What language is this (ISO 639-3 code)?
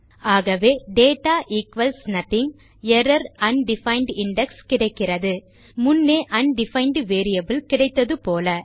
tam